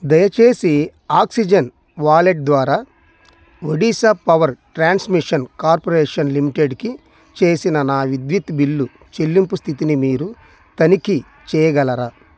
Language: Telugu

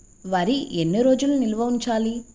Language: Telugu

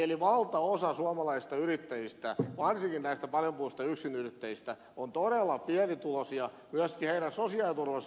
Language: Finnish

